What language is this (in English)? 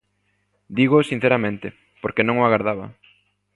Galician